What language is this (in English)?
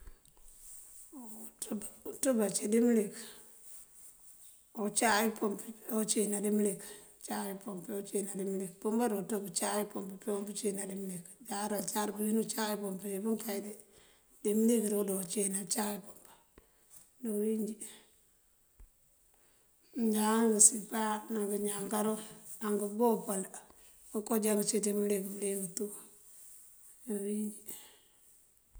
Mandjak